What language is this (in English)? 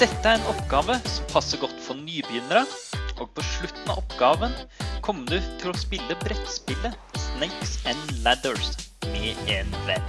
Norwegian